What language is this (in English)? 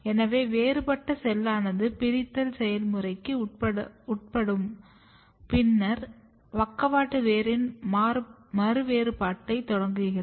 Tamil